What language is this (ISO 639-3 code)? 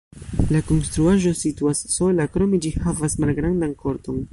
epo